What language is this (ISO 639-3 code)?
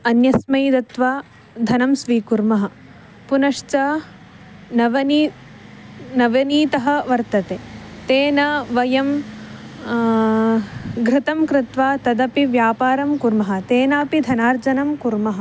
san